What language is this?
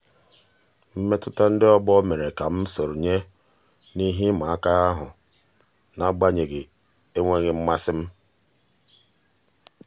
Igbo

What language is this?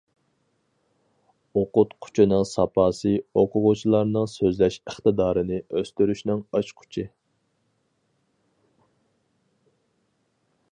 Uyghur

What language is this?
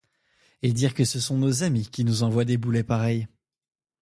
French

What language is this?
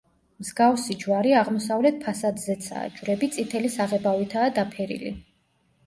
Georgian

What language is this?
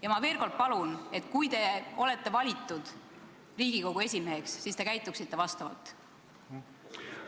Estonian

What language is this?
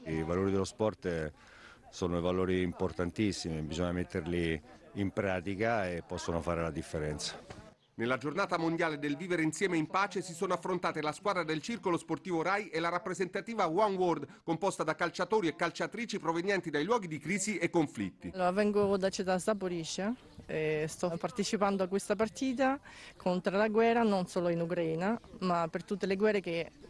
Italian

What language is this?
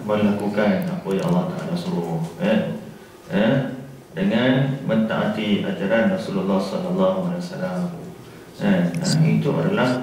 Malay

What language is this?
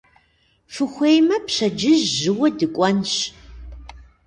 Kabardian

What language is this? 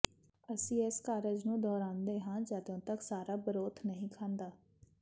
Punjabi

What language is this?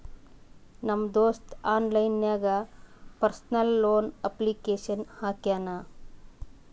Kannada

